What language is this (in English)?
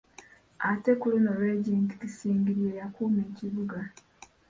Ganda